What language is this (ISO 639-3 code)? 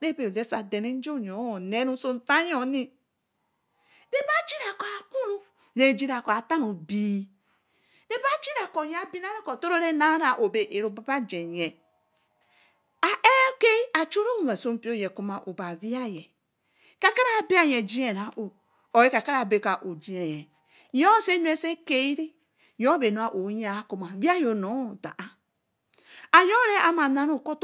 elm